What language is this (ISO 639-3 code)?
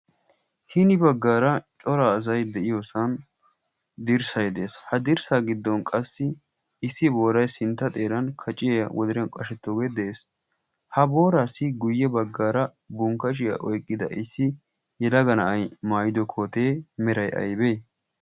wal